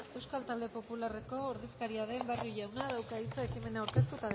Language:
Basque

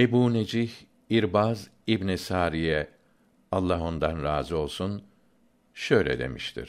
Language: Turkish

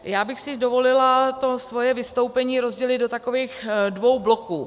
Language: Czech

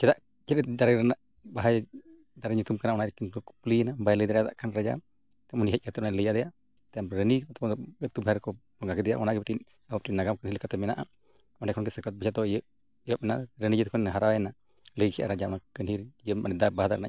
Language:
Santali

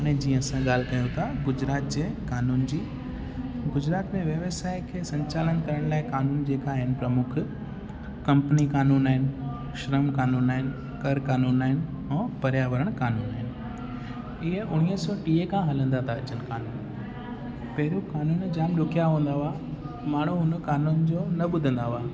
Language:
Sindhi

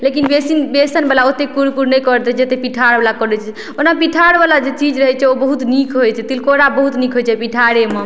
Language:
Maithili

